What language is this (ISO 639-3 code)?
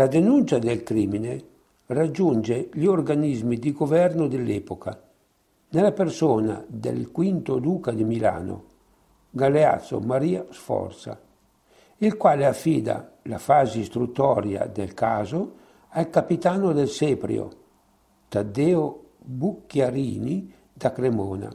ita